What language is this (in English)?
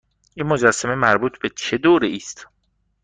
Persian